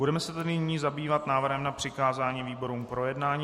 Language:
Czech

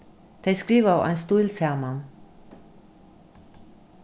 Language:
Faroese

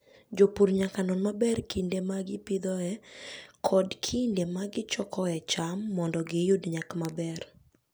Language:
Luo (Kenya and Tanzania)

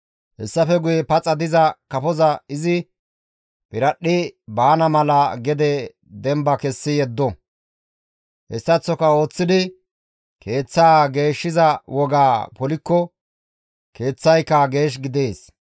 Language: Gamo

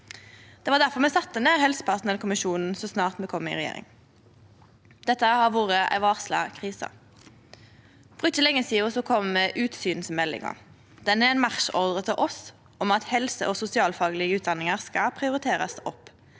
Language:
Norwegian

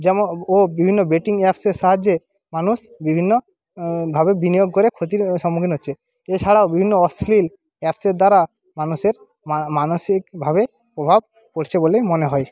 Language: Bangla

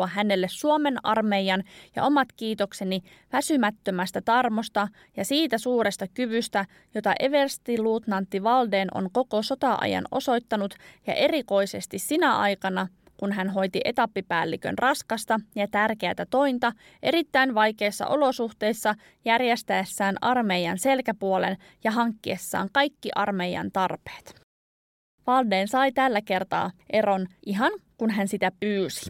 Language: Finnish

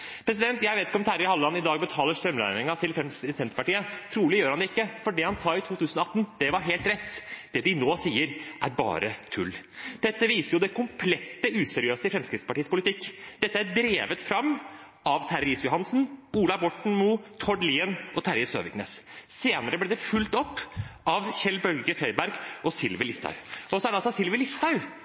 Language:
Norwegian Bokmål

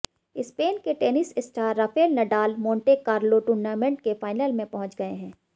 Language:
Hindi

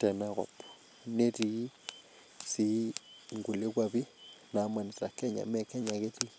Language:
Masai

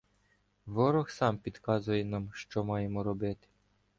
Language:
Ukrainian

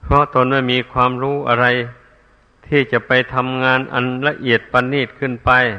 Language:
Thai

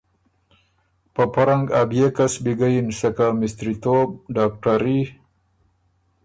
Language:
Ormuri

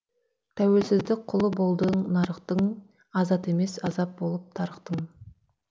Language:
Kazakh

